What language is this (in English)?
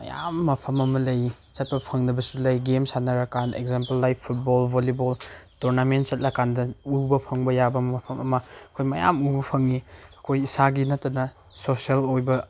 Manipuri